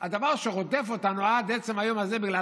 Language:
Hebrew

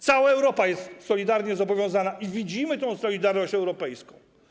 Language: Polish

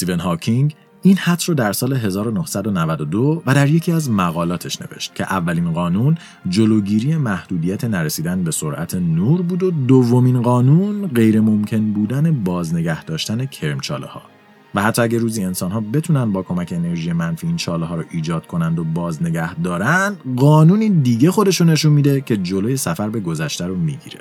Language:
Persian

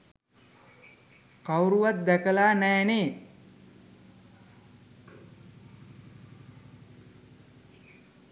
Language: Sinhala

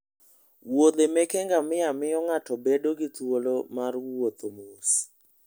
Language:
Luo (Kenya and Tanzania)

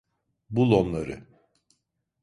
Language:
Turkish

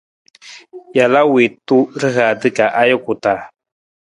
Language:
Nawdm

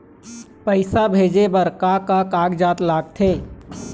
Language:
Chhattisgarhi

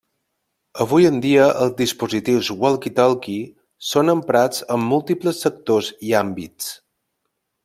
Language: Catalan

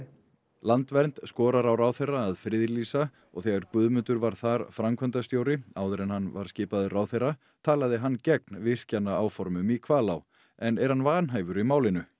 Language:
Icelandic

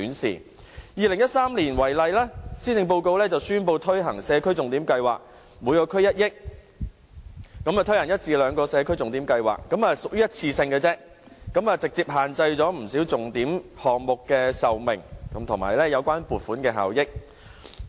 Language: Cantonese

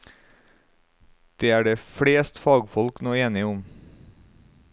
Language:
Norwegian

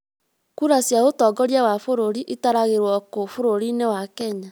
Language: Kikuyu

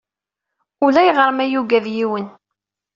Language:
Kabyle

